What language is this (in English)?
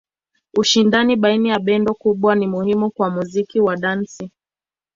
Swahili